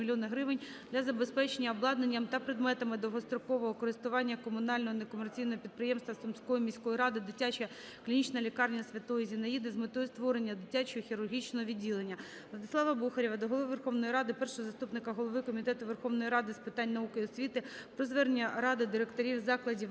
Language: Ukrainian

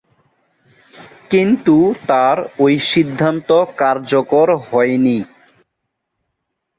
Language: Bangla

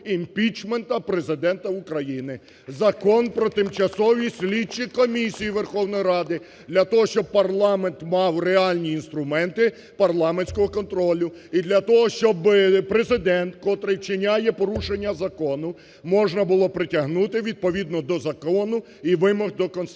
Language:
Ukrainian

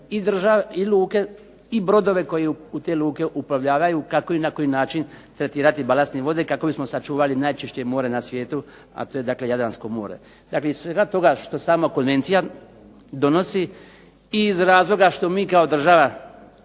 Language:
Croatian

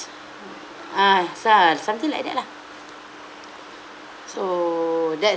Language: English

